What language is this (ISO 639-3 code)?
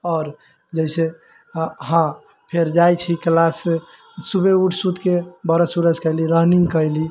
mai